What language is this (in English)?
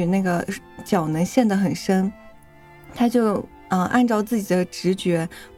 Chinese